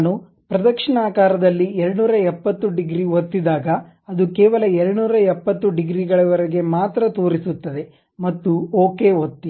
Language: Kannada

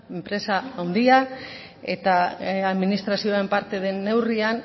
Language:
Basque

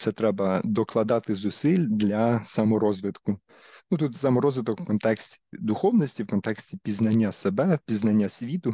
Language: Ukrainian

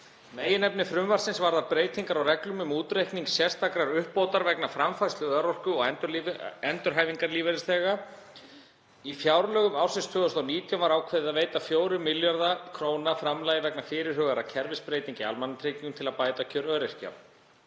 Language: Icelandic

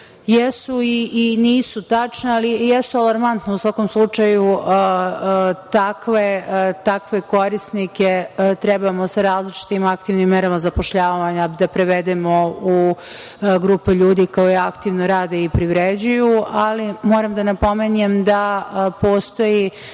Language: Serbian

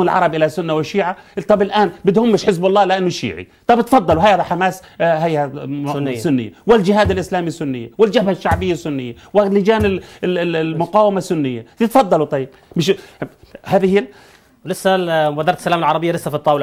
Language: Arabic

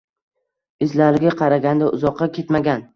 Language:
Uzbek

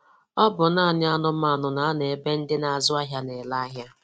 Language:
Igbo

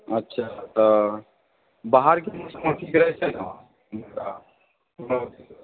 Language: Maithili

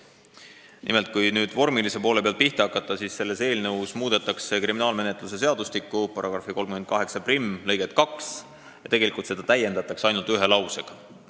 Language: Estonian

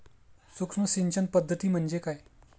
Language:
Marathi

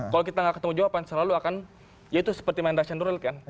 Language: Indonesian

